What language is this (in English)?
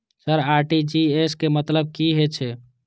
Maithili